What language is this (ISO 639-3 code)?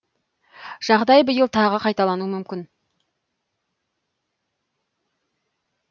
kaz